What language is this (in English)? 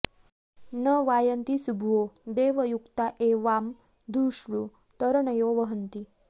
Sanskrit